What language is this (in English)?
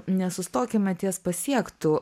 Lithuanian